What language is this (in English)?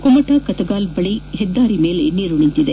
Kannada